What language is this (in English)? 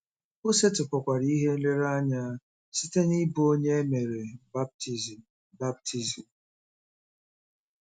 Igbo